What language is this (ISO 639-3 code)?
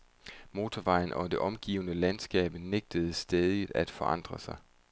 dan